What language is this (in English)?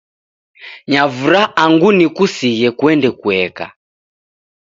Taita